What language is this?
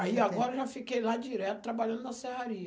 Portuguese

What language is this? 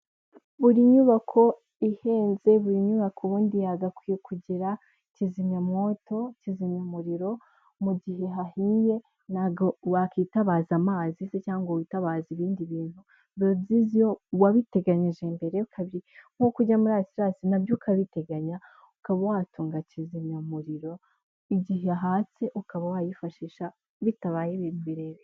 Kinyarwanda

